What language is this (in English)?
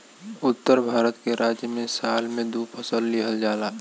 Bhojpuri